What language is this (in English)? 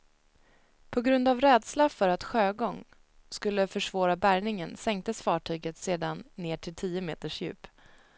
Swedish